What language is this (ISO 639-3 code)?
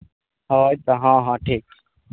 sat